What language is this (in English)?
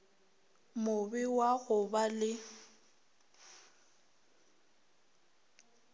Northern Sotho